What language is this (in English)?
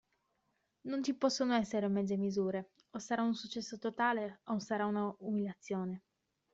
Italian